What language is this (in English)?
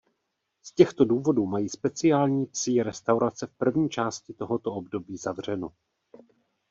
Czech